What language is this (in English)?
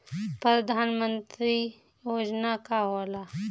Bhojpuri